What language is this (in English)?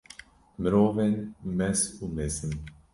Kurdish